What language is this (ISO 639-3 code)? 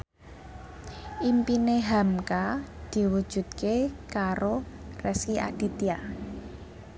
jav